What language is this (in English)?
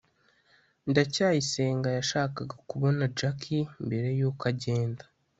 Kinyarwanda